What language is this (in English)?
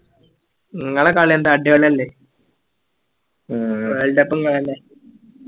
Malayalam